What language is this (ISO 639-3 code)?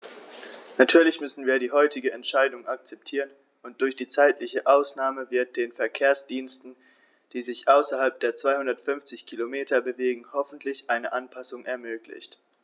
deu